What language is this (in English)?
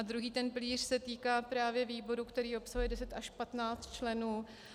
Czech